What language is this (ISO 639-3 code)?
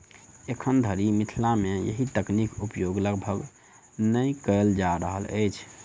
mai